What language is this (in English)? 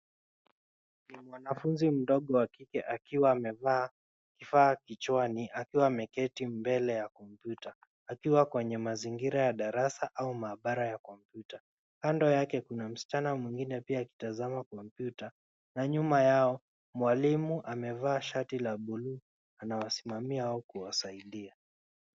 Swahili